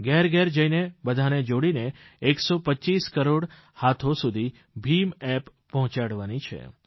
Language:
Gujarati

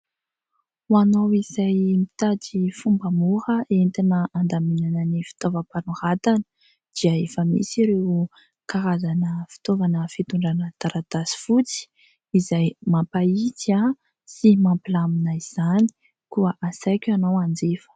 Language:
Malagasy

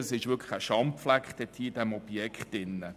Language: Swiss German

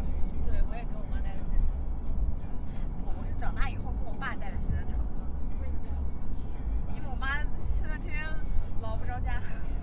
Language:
Chinese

